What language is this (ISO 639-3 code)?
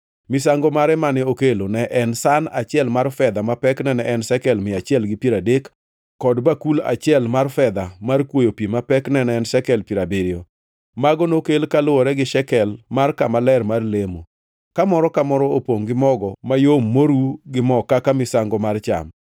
luo